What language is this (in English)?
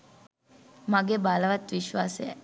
Sinhala